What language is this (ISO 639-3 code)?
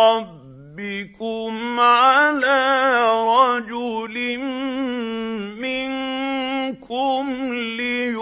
ara